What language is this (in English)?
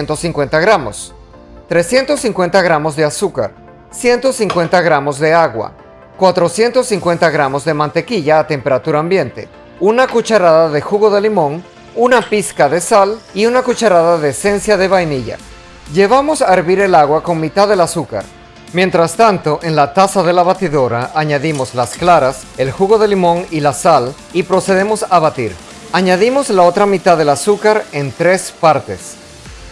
Spanish